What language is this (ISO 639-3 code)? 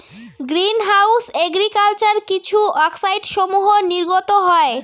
ben